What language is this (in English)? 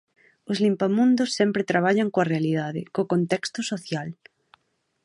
Galician